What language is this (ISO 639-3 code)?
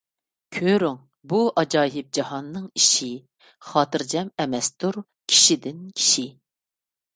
uig